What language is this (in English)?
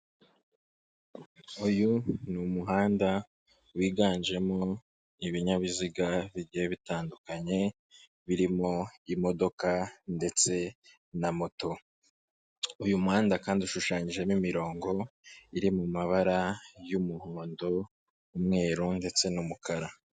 Kinyarwanda